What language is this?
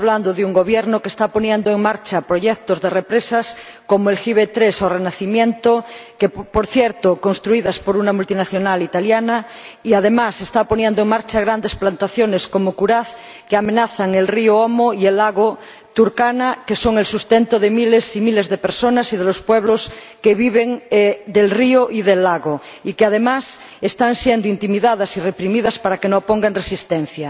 Spanish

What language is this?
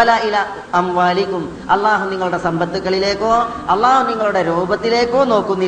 Malayalam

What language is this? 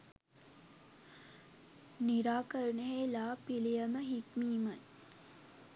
Sinhala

